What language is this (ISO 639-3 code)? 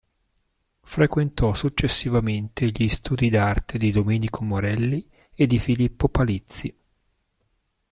ita